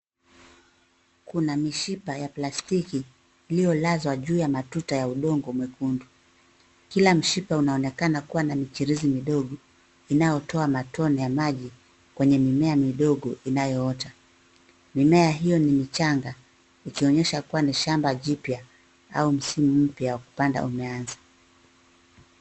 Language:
Swahili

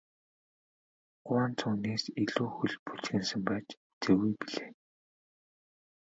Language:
Mongolian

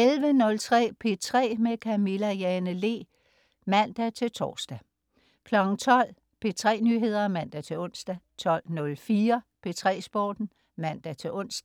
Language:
Danish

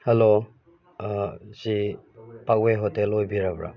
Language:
Manipuri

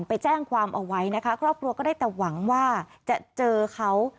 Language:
Thai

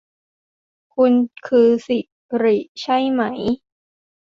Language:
Thai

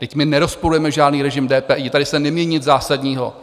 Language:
Czech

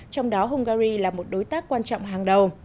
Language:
Vietnamese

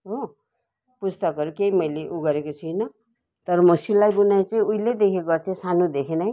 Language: Nepali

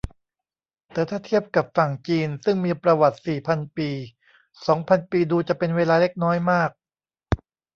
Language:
Thai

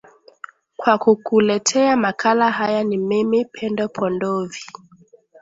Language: Swahili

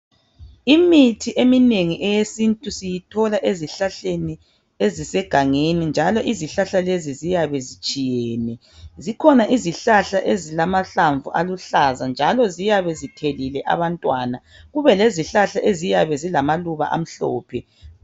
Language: North Ndebele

